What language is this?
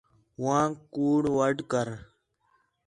Khetrani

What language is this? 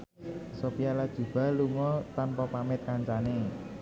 Javanese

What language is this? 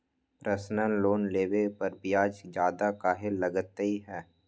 Magahi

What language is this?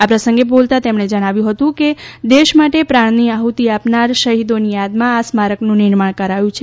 Gujarati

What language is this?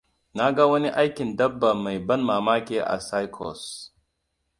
Hausa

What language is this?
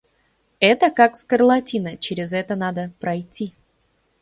Russian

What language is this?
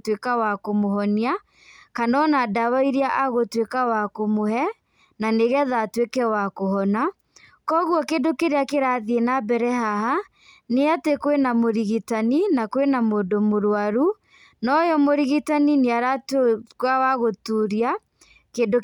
Kikuyu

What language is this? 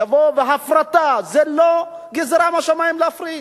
Hebrew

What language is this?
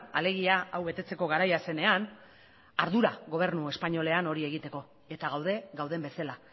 Basque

